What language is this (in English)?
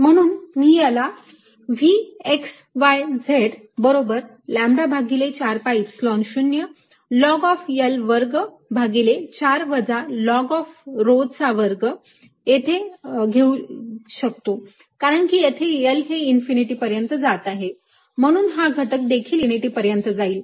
Marathi